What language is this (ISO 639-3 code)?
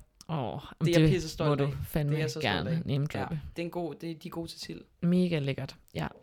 dan